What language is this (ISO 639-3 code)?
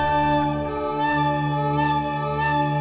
ind